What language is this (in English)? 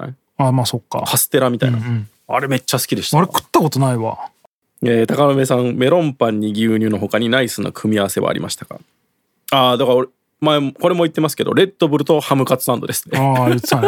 Japanese